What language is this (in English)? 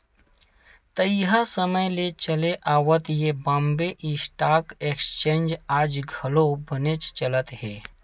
Chhattisgarhi